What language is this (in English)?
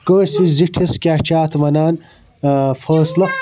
Kashmiri